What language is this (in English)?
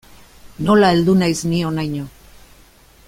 Basque